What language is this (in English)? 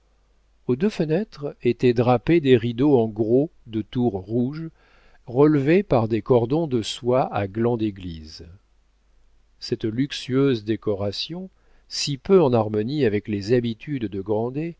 French